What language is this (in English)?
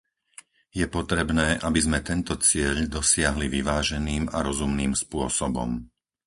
Slovak